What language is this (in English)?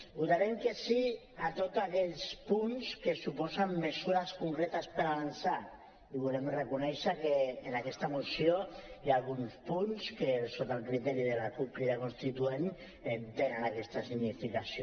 Catalan